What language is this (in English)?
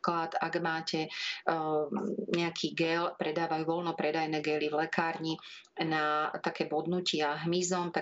Slovak